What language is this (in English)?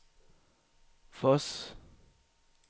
Danish